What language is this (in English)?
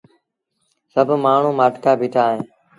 Sindhi Bhil